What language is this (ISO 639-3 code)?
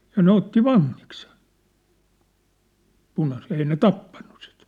fin